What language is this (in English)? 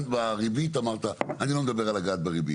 Hebrew